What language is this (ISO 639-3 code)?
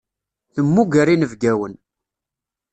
kab